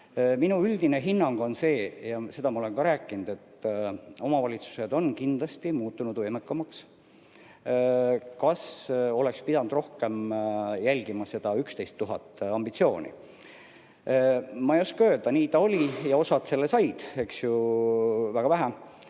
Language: Estonian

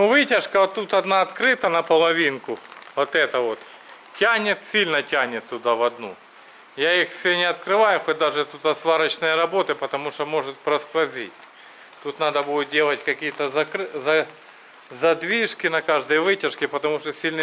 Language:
Russian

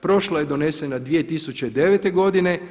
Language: Croatian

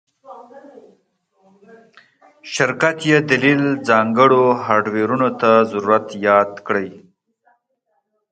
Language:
Pashto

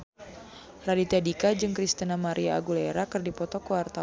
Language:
Sundanese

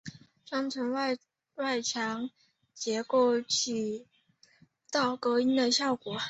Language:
Chinese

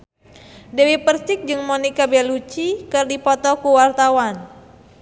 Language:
Sundanese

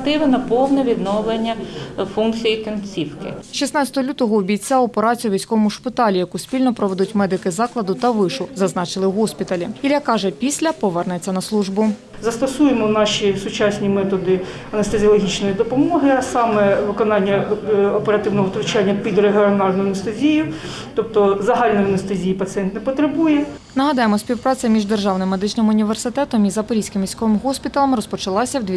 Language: Ukrainian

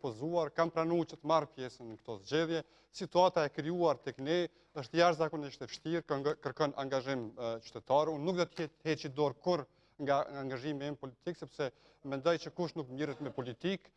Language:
Romanian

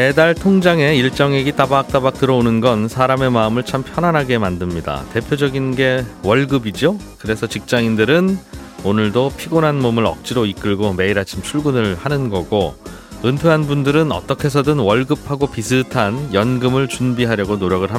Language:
Korean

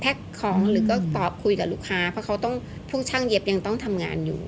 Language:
Thai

